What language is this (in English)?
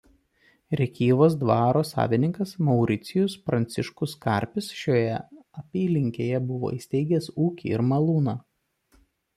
Lithuanian